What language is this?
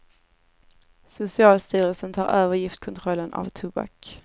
Swedish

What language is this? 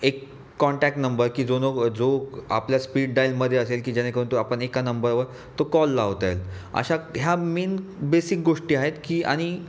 Marathi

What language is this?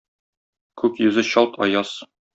Tatar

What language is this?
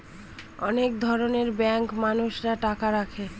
Bangla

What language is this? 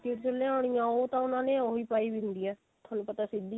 Punjabi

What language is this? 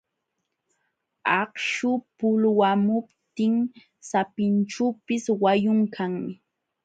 Jauja Wanca Quechua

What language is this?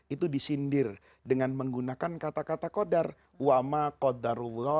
Indonesian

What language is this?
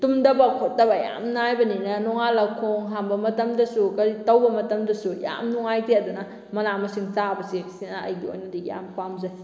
Manipuri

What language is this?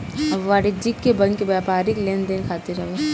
Bhojpuri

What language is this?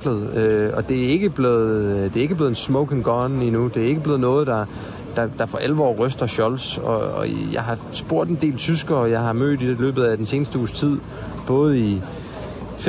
Danish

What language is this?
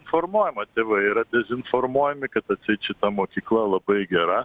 Lithuanian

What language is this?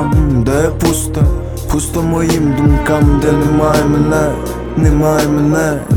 Ukrainian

